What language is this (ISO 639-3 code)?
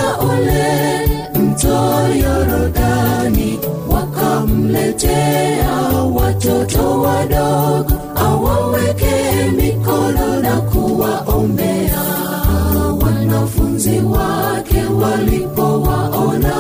swa